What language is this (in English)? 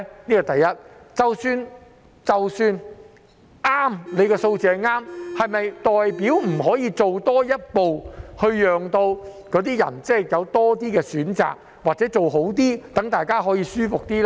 Cantonese